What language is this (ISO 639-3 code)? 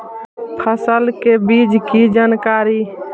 mag